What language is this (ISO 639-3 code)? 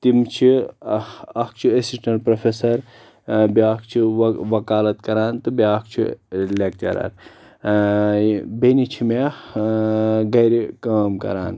kas